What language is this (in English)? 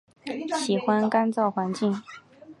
Chinese